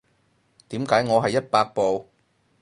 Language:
Cantonese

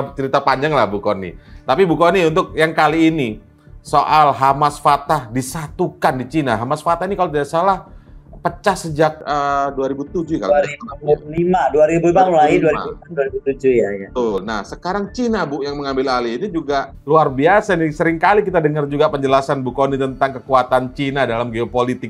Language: Indonesian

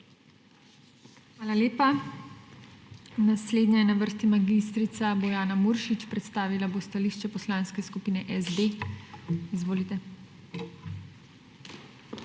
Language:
Slovenian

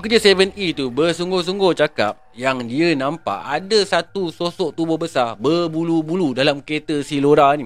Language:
Malay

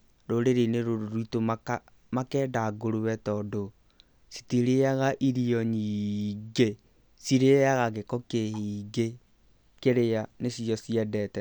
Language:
Kikuyu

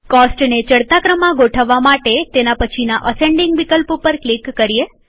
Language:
Gujarati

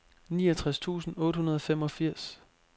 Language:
Danish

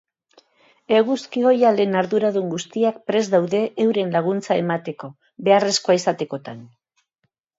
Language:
Basque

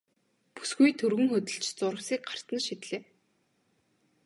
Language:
Mongolian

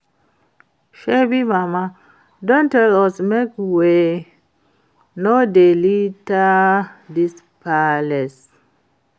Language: Nigerian Pidgin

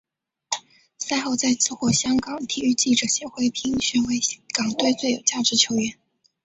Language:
Chinese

